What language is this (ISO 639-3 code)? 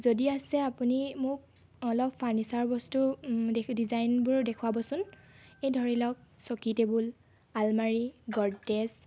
asm